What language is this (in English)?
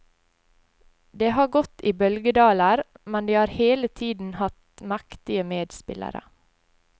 Norwegian